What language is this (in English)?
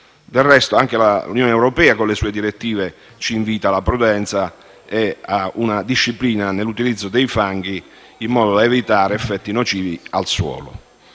Italian